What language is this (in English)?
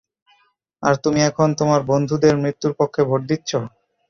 Bangla